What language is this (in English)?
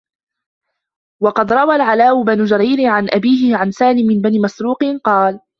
Arabic